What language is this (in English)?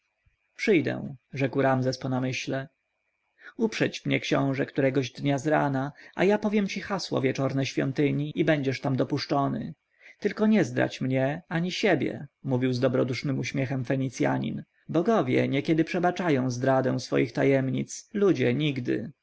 Polish